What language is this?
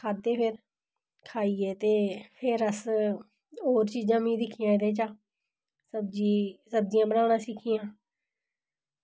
Dogri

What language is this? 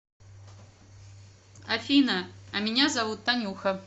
Russian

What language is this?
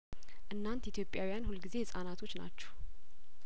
Amharic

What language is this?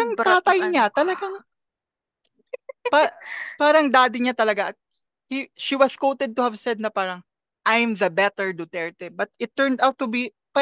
Filipino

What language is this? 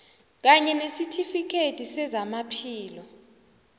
South Ndebele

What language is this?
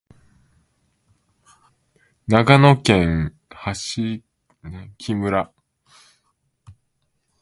Japanese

